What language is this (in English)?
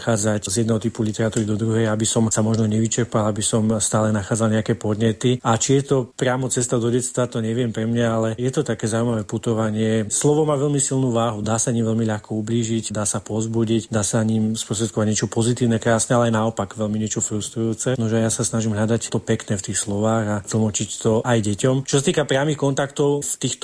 Slovak